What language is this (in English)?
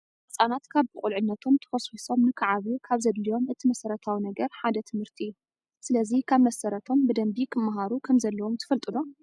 Tigrinya